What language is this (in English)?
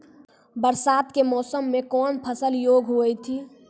Maithili